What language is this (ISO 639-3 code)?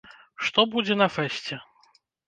bel